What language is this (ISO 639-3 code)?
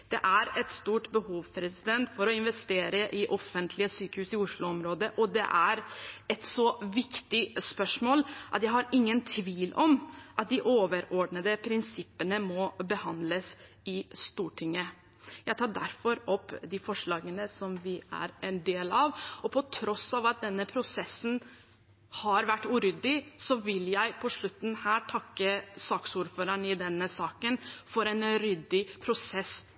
nob